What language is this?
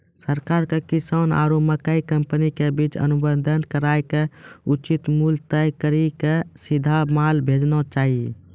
Maithili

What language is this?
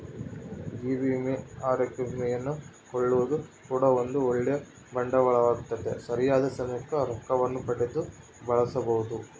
Kannada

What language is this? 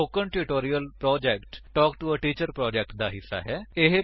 Punjabi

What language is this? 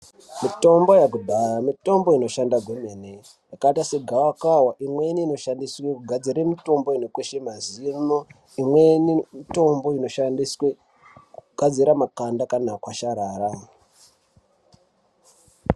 Ndau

